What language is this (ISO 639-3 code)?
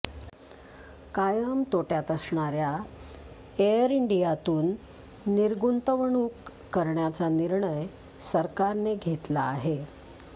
mar